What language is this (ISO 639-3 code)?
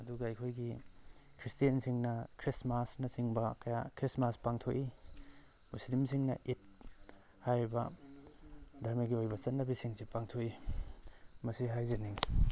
mni